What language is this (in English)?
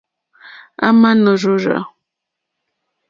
Mokpwe